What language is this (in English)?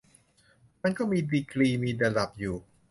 Thai